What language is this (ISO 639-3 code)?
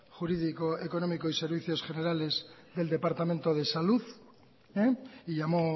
spa